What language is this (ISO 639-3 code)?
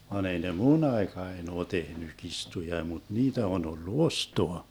fin